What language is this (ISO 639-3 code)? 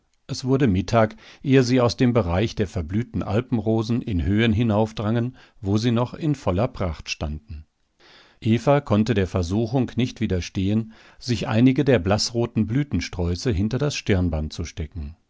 deu